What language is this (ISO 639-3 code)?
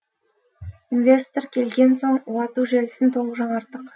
kaz